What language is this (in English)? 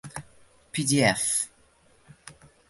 Uzbek